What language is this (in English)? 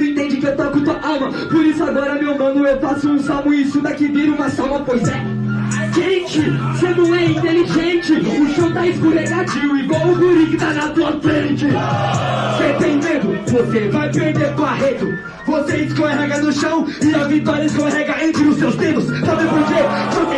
Portuguese